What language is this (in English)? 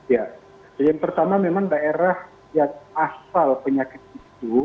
Indonesian